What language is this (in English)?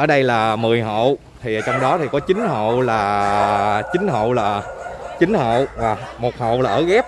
Vietnamese